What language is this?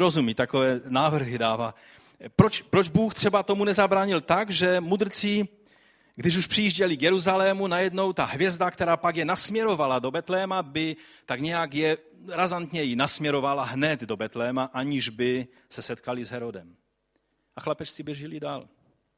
Czech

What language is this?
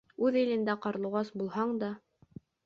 Bashkir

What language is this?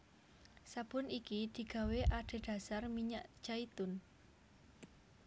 Javanese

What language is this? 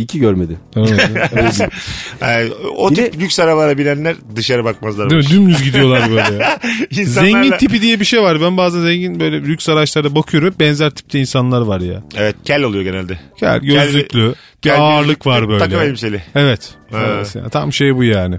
Turkish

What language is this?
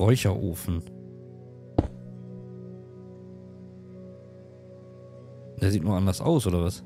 German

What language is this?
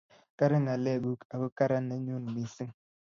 Kalenjin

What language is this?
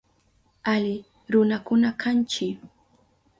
Southern Pastaza Quechua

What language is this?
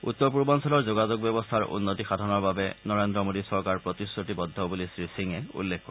Assamese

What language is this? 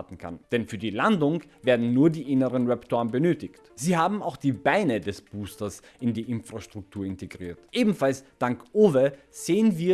German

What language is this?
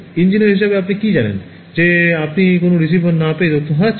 Bangla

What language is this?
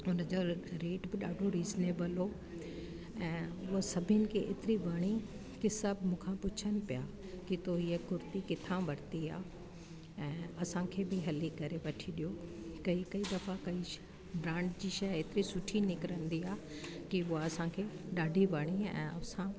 Sindhi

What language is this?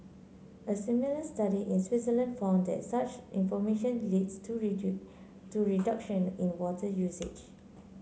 English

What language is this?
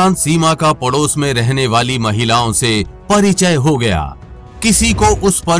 Hindi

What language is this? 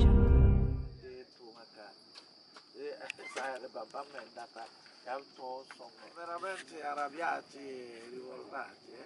Italian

